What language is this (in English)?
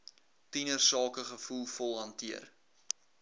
Afrikaans